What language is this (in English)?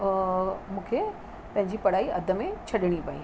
Sindhi